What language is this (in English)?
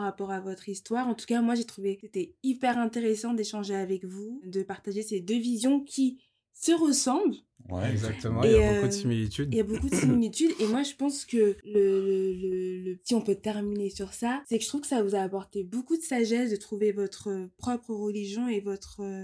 French